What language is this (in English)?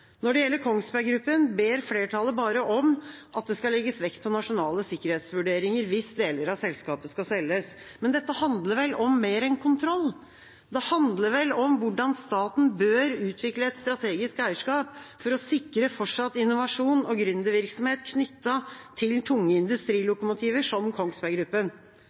Norwegian Bokmål